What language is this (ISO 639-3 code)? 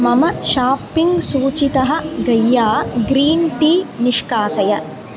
san